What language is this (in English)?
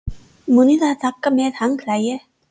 Icelandic